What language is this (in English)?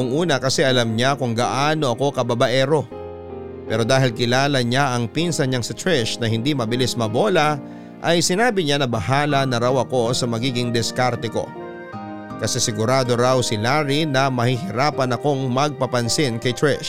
Filipino